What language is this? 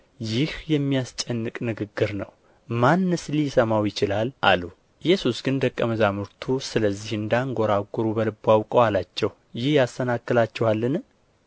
Amharic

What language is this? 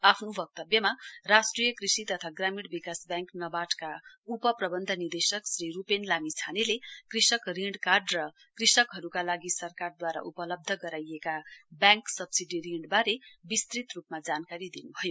Nepali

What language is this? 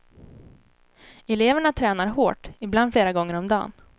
Swedish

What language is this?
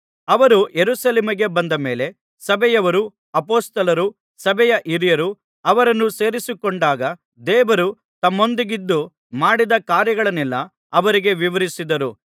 Kannada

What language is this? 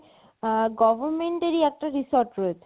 Bangla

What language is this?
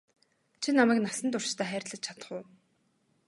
Mongolian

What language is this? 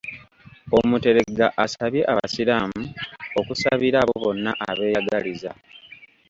Ganda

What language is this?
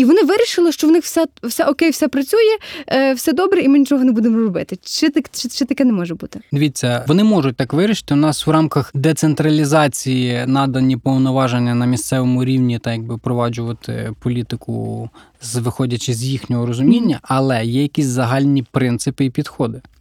Ukrainian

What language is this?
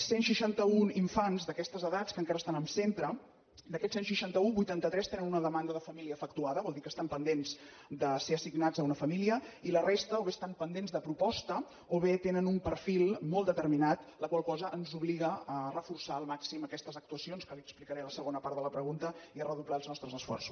Catalan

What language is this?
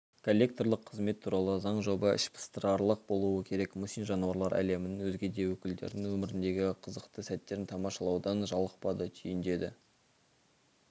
Kazakh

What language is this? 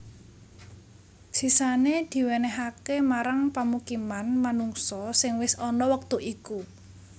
Javanese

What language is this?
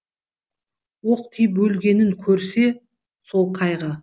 Kazakh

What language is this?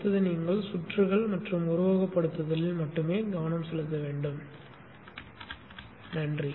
Tamil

